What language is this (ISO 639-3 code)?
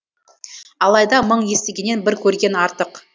kaz